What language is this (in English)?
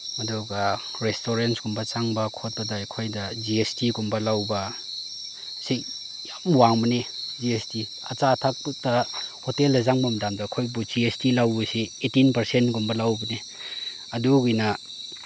Manipuri